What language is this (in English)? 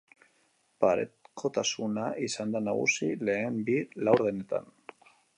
Basque